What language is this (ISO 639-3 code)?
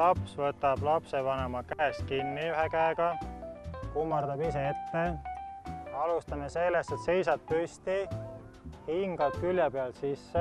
fin